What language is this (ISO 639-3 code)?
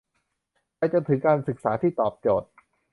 tha